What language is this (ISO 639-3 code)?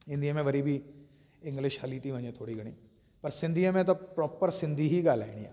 snd